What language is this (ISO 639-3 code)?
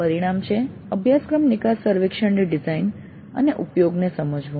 guj